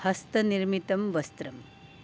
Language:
Sanskrit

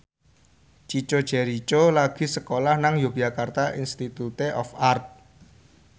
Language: Javanese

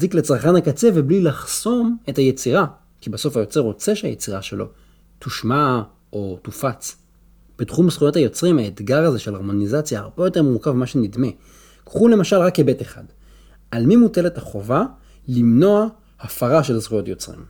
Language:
Hebrew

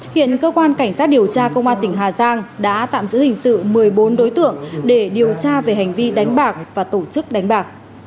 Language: Vietnamese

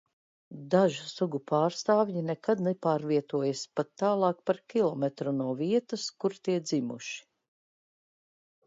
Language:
Latvian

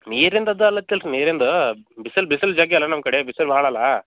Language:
Kannada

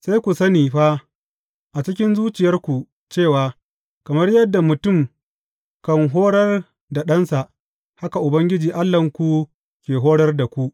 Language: Hausa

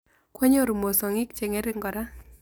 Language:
Kalenjin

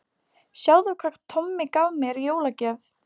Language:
Icelandic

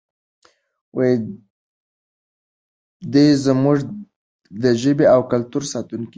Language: Pashto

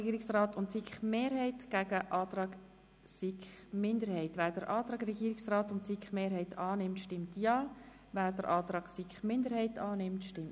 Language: Swiss German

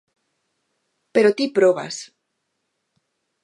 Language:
Galician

